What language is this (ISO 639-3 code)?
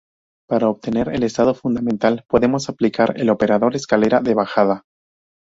spa